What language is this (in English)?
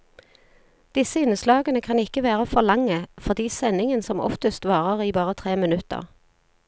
Norwegian